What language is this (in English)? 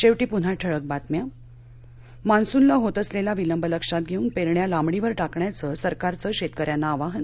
Marathi